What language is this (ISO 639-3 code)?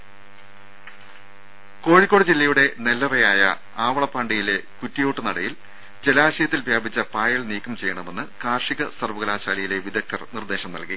mal